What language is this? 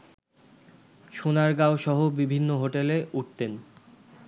Bangla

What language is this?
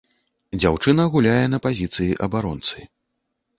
Belarusian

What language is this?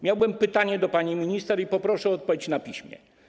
Polish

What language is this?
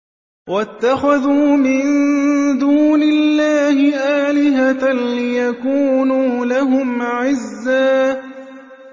Arabic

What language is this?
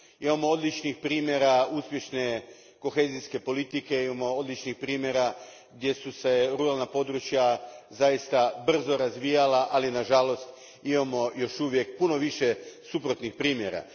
Croatian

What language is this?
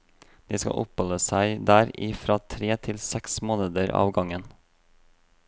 Norwegian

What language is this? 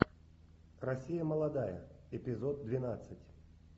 Russian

